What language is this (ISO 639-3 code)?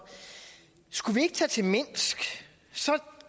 dan